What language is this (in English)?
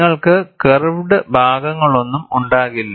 Malayalam